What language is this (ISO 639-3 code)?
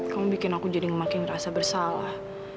ind